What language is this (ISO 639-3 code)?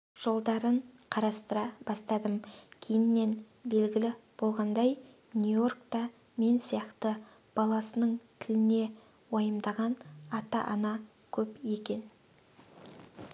kaz